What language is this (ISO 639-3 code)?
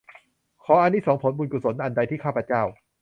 tha